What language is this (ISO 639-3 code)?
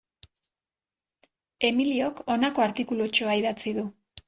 eus